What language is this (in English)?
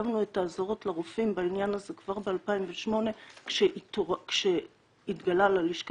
Hebrew